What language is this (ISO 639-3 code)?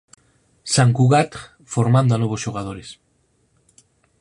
glg